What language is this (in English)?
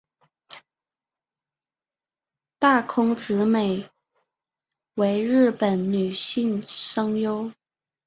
Chinese